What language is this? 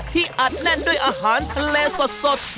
Thai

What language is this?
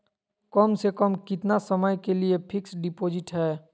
Magahi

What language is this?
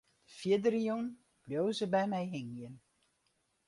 Western Frisian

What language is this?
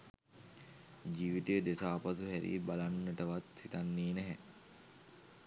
Sinhala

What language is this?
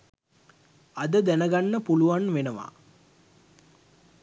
Sinhala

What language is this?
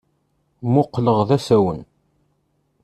Kabyle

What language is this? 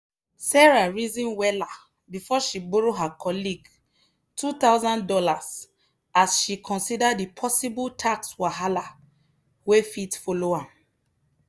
Nigerian Pidgin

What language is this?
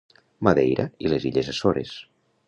Catalan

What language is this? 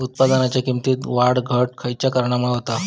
Marathi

